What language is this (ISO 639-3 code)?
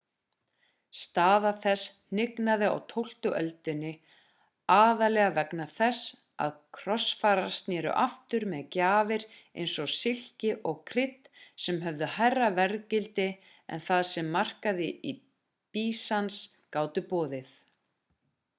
isl